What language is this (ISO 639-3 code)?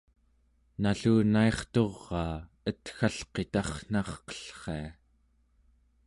esu